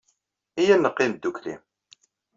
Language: Kabyle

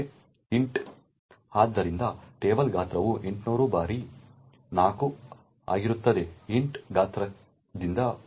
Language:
Kannada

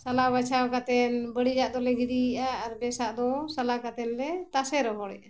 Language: Santali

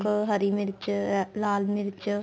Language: Punjabi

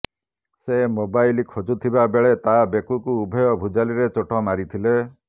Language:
Odia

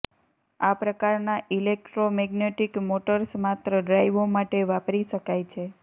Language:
Gujarati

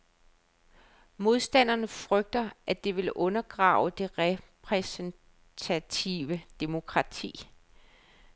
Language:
Danish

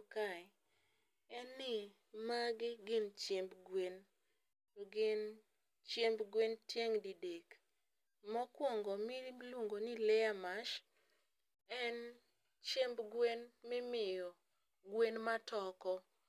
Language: Luo (Kenya and Tanzania)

